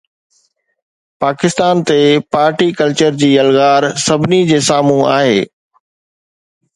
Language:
Sindhi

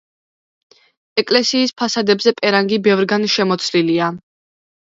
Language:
Georgian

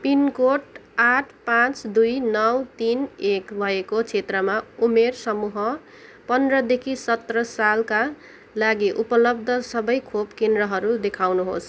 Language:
Nepali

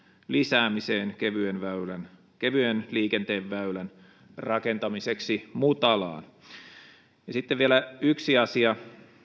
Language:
Finnish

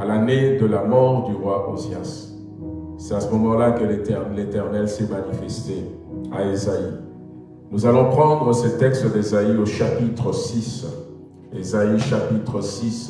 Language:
French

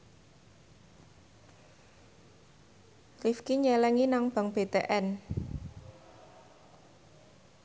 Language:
Javanese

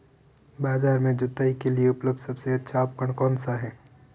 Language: Hindi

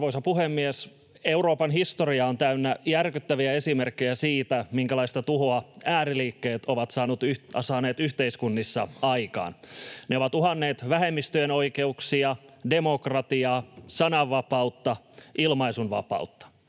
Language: Finnish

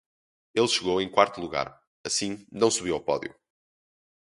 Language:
Portuguese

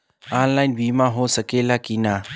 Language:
Bhojpuri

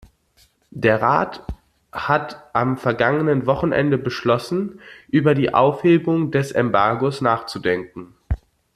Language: German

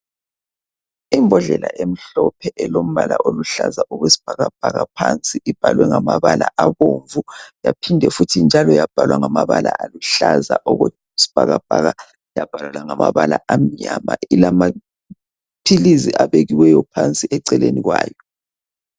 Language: North Ndebele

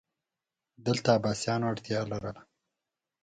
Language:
Pashto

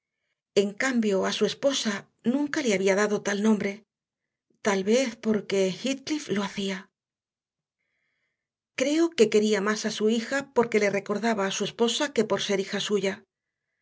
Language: Spanish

